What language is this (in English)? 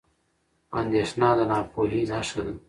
Pashto